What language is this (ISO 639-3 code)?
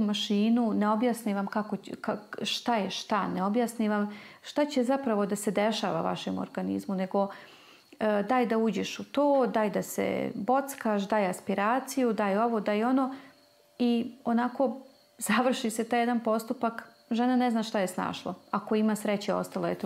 hrv